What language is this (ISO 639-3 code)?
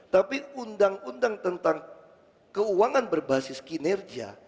ind